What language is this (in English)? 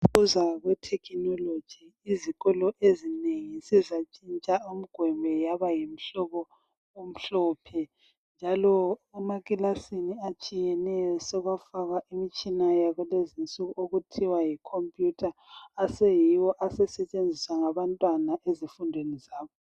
North Ndebele